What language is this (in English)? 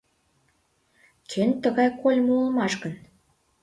Mari